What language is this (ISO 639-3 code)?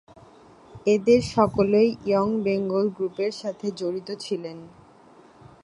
ben